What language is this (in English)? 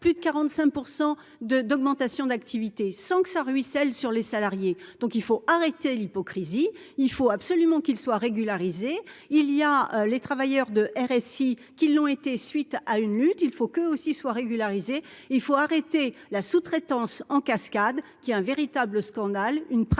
French